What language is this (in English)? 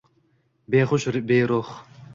Uzbek